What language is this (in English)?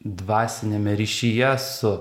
Lithuanian